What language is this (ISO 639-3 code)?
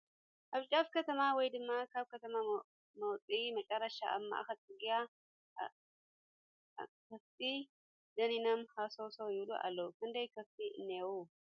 tir